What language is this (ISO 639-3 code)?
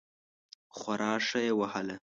pus